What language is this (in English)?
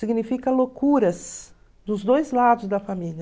Portuguese